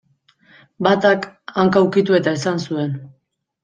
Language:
Basque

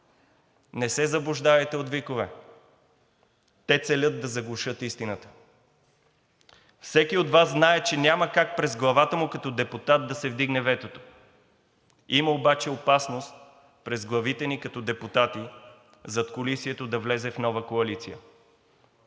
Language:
Bulgarian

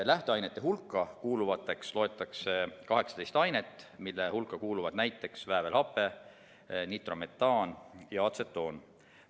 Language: Estonian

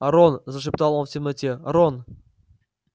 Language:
Russian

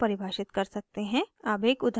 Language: Hindi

